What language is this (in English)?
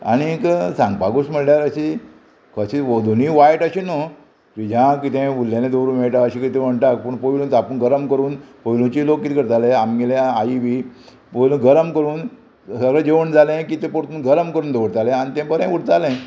Konkani